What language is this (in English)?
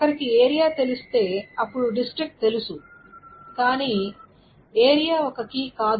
Telugu